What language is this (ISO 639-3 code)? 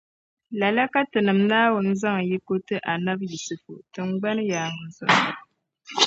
dag